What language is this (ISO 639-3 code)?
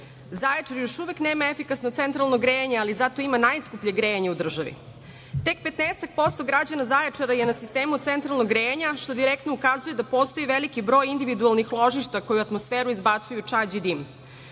srp